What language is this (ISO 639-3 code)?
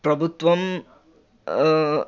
tel